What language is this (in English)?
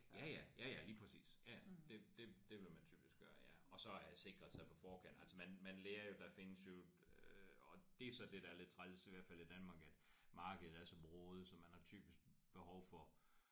Danish